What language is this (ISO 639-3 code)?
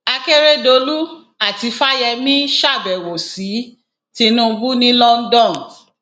yor